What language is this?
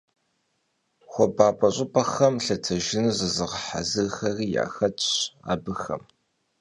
Kabardian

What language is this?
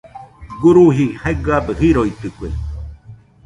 Nüpode Huitoto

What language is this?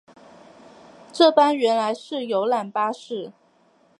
Chinese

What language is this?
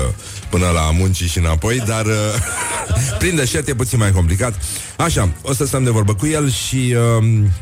Romanian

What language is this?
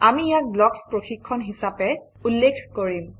Assamese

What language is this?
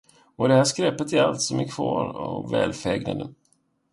Swedish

